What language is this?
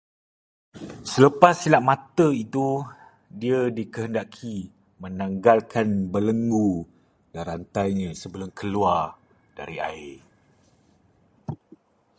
Malay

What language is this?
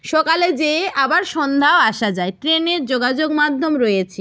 Bangla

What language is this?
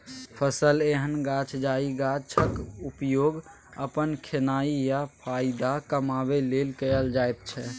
Maithili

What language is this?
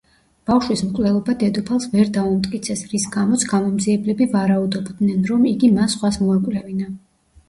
Georgian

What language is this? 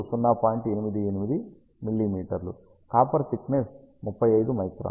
Telugu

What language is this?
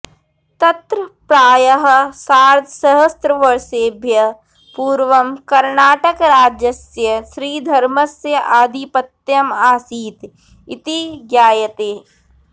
Sanskrit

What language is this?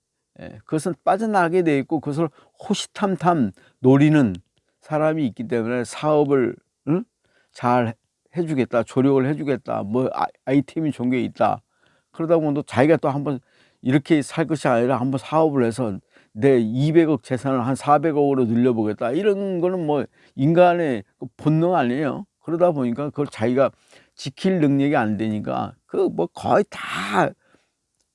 Korean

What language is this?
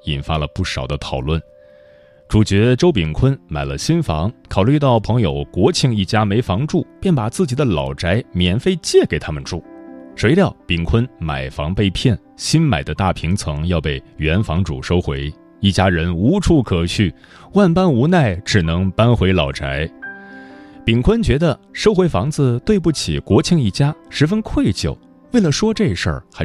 Chinese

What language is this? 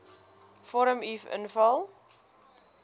Afrikaans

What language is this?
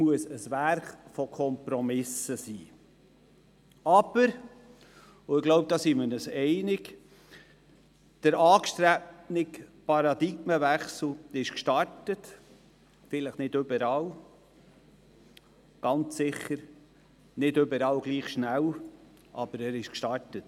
Swiss German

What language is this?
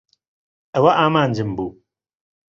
Central Kurdish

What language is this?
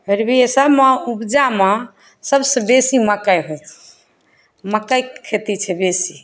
Maithili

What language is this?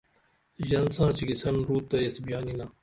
Dameli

